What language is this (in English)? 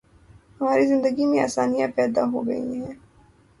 Urdu